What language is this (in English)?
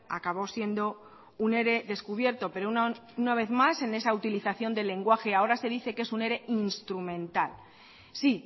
Spanish